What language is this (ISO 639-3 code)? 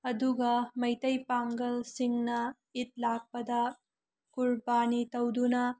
mni